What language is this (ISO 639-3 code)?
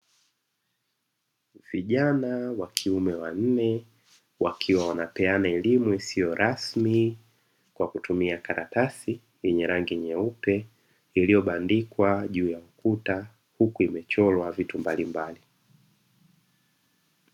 swa